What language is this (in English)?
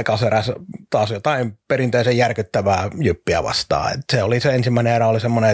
Finnish